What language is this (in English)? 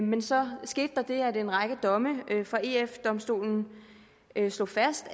Danish